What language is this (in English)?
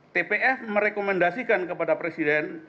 Indonesian